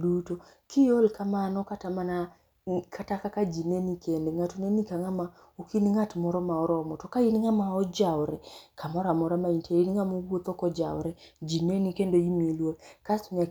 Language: Luo (Kenya and Tanzania)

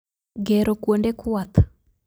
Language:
Luo (Kenya and Tanzania)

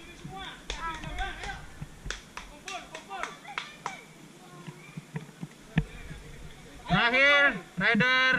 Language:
Indonesian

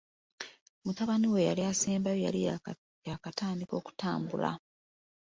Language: Ganda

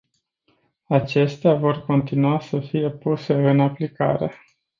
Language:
Romanian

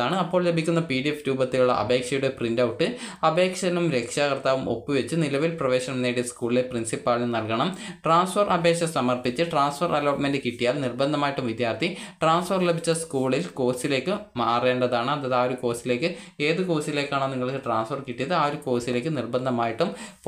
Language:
Malayalam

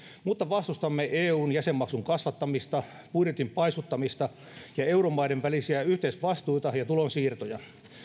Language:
Finnish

